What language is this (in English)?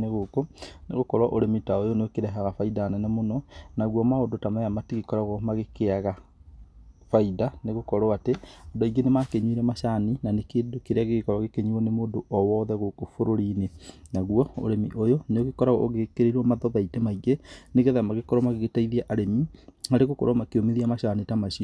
Kikuyu